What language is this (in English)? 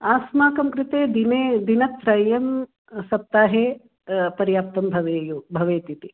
Sanskrit